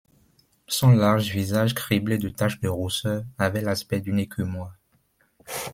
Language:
French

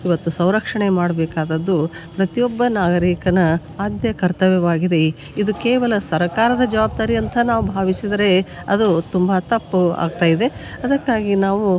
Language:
Kannada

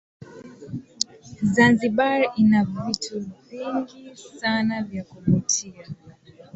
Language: Swahili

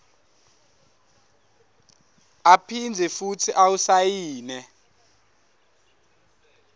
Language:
Swati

